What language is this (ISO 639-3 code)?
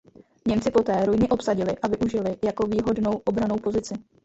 ces